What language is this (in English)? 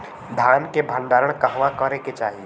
Bhojpuri